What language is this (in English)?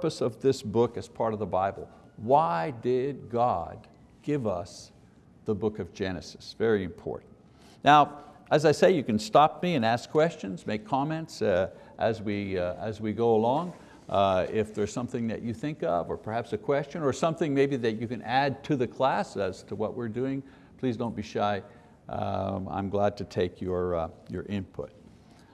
English